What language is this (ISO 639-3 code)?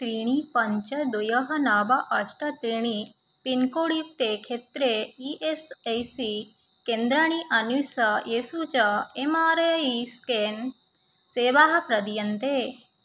san